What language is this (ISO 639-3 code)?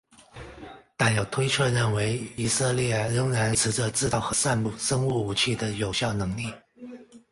zho